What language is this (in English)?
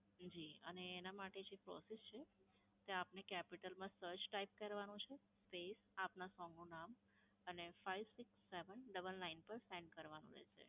Gujarati